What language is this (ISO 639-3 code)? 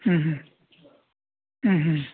mni